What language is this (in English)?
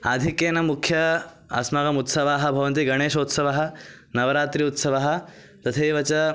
Sanskrit